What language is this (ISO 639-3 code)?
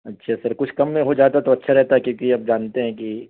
urd